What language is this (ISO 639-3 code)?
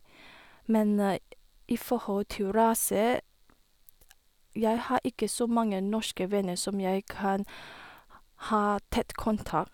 nor